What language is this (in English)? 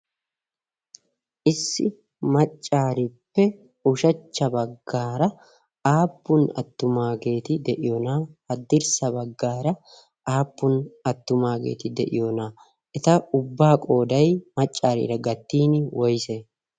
Wolaytta